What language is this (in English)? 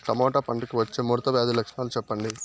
Telugu